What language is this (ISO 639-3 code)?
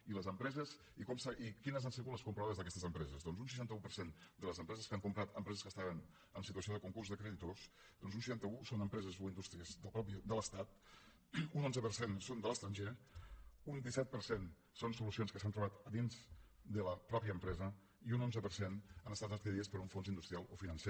cat